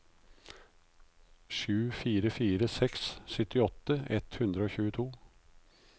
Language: Norwegian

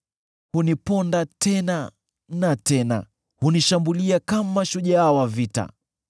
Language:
Swahili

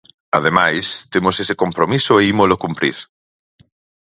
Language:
Galician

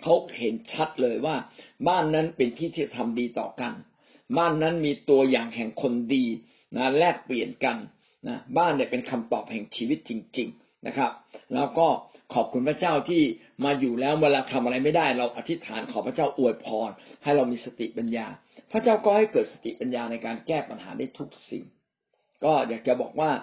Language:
Thai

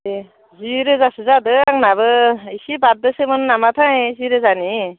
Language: Bodo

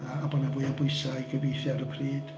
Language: Welsh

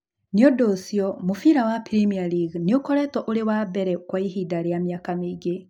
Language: Kikuyu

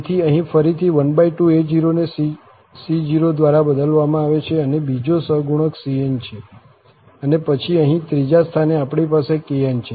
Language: Gujarati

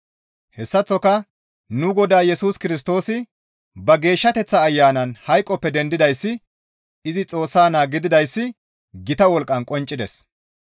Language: Gamo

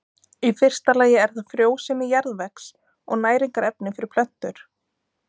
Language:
Icelandic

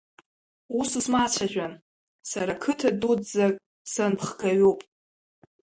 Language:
Abkhazian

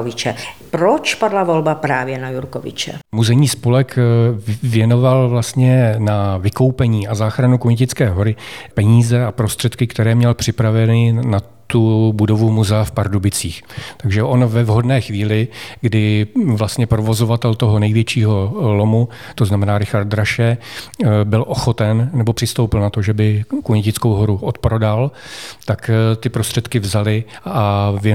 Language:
Czech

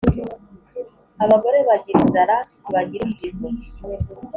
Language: Kinyarwanda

